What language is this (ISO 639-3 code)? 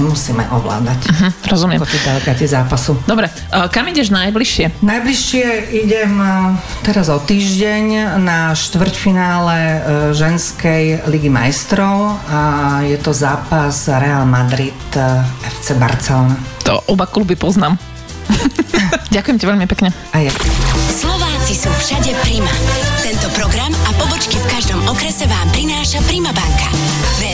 slk